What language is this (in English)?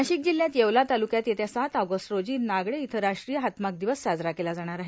Marathi